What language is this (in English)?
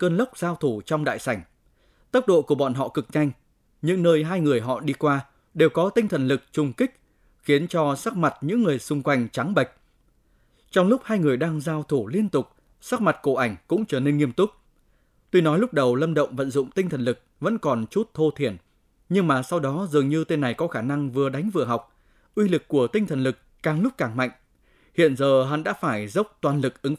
Vietnamese